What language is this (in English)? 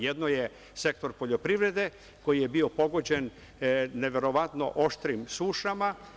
Serbian